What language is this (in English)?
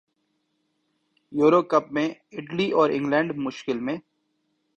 Urdu